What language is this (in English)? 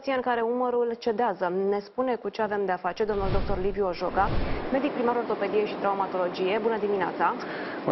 Romanian